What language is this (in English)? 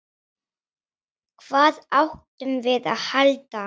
Icelandic